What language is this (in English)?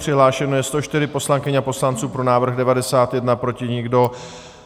Czech